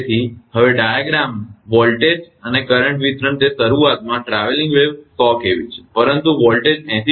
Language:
Gujarati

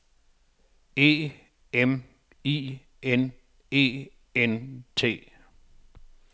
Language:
Danish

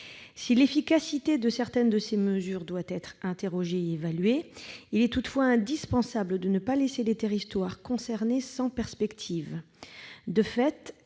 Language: French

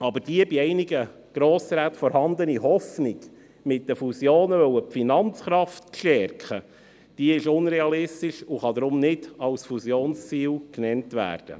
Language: Swiss German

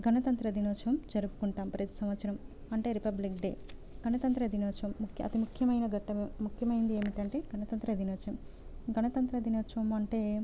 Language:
Telugu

